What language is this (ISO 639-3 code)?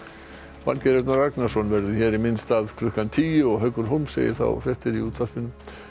isl